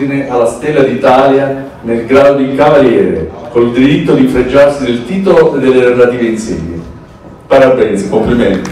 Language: Italian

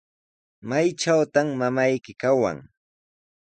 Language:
Sihuas Ancash Quechua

